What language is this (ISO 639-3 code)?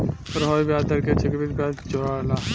bho